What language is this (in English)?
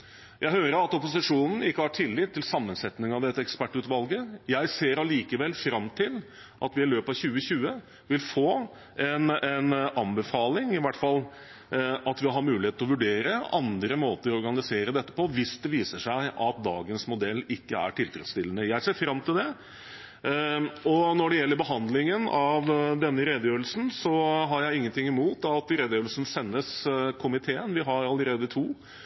Norwegian Bokmål